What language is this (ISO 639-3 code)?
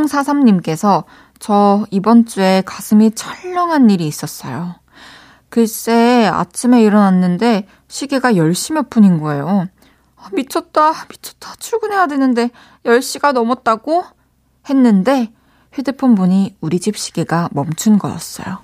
kor